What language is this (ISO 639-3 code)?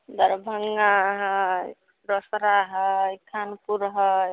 mai